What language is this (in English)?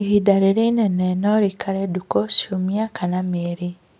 Kikuyu